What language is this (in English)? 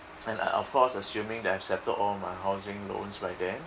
English